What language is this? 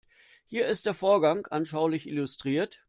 German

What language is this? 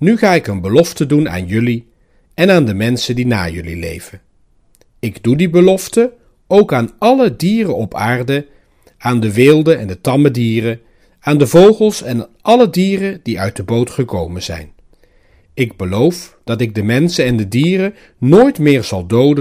Dutch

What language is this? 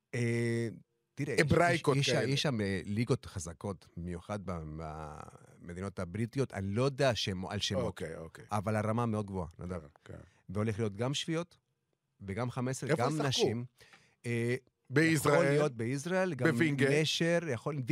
Hebrew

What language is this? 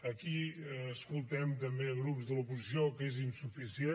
Catalan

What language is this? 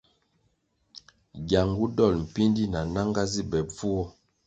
Kwasio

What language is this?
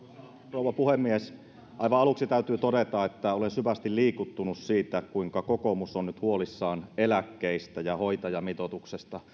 Finnish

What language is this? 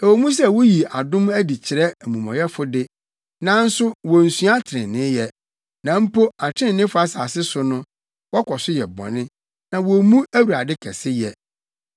Akan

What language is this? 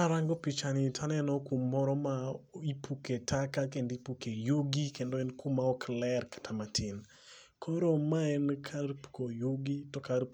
Luo (Kenya and Tanzania)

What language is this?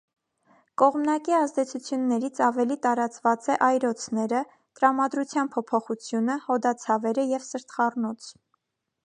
Armenian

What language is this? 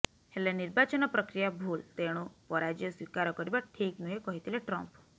Odia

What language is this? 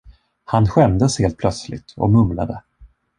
Swedish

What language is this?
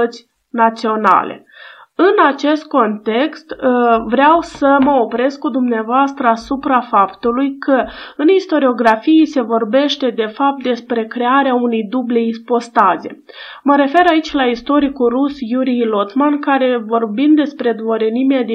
Romanian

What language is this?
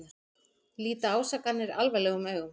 Icelandic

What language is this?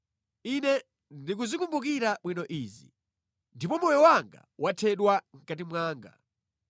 Nyanja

